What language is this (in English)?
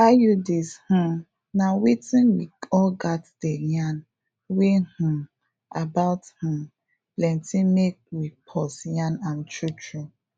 Nigerian Pidgin